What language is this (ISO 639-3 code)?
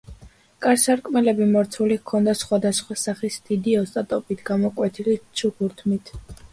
kat